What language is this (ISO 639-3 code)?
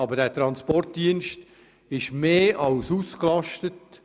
gsw